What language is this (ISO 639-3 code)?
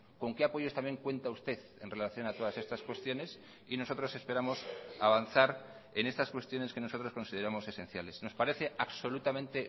spa